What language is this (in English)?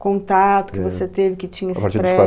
Portuguese